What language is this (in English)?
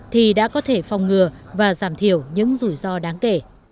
Vietnamese